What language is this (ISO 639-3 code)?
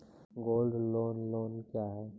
mai